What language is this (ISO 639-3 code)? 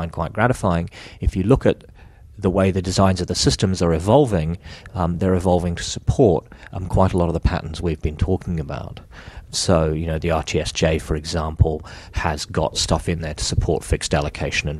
eng